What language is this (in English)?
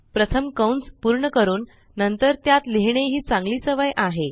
Marathi